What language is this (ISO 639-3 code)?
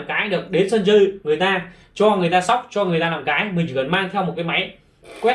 vie